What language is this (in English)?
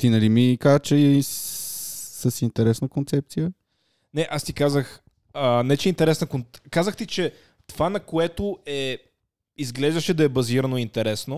Bulgarian